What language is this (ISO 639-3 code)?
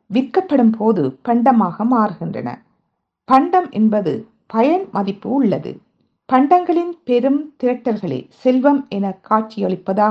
tam